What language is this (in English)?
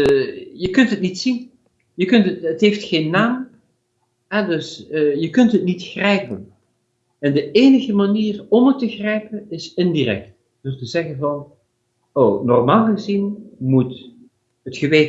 Dutch